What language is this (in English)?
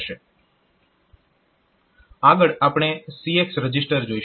Gujarati